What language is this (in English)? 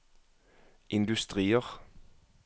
Norwegian